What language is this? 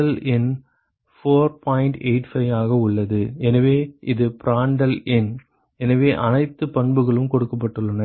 Tamil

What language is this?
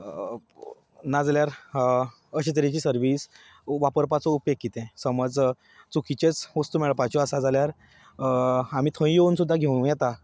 Konkani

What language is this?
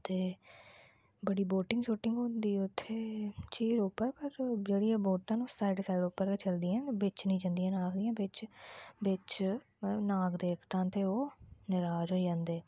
Dogri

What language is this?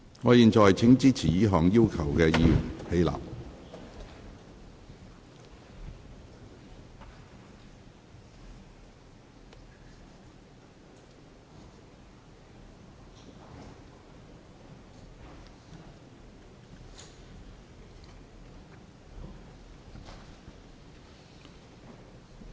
Cantonese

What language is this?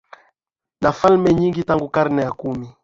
Swahili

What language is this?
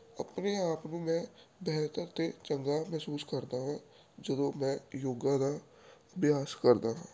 Punjabi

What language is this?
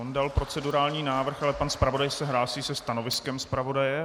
Czech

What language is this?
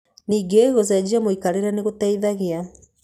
Kikuyu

